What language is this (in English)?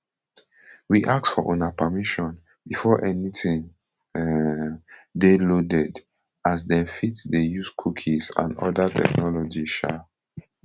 Nigerian Pidgin